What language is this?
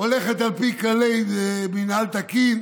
Hebrew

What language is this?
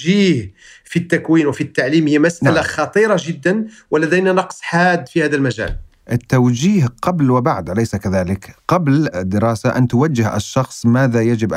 Arabic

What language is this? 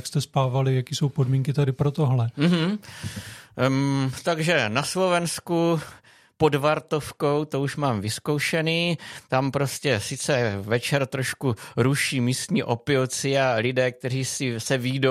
Czech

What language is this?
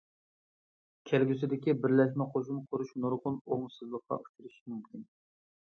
Uyghur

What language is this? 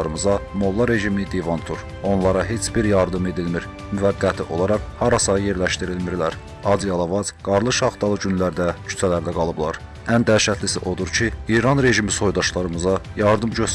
Turkish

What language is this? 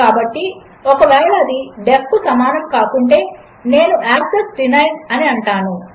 Telugu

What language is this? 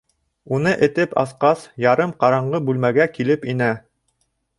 Bashkir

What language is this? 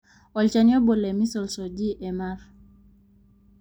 Masai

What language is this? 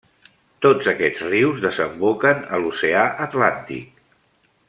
Catalan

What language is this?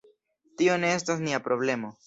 Esperanto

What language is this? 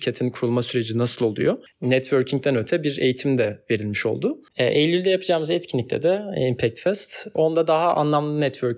Turkish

